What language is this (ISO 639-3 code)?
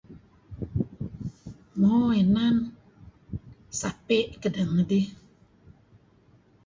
kzi